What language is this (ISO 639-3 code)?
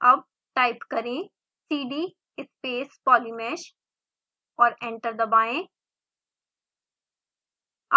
hin